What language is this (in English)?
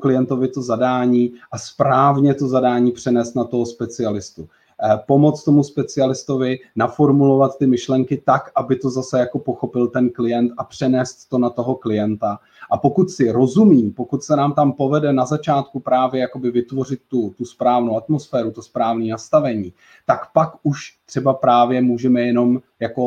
Czech